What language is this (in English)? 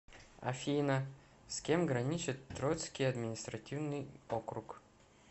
Russian